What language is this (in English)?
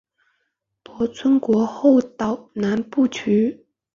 Chinese